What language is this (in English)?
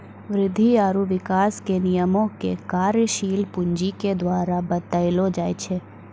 Maithili